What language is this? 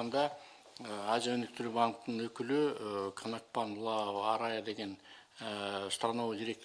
Russian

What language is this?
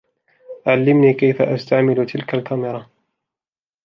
Arabic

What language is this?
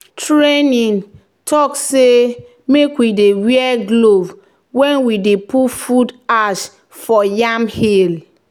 Nigerian Pidgin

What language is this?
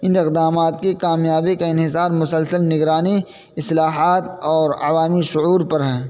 Urdu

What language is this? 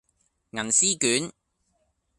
Cantonese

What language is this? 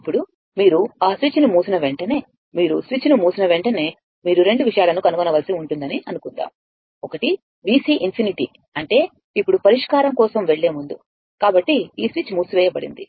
Telugu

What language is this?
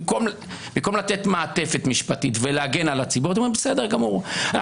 Hebrew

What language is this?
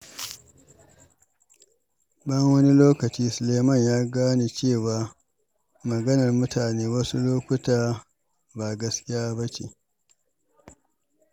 Hausa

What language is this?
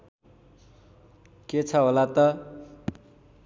Nepali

